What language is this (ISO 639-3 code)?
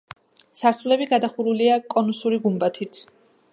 kat